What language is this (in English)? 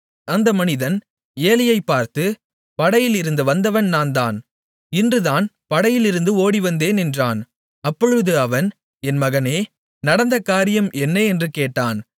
Tamil